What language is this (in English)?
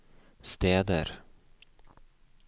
Norwegian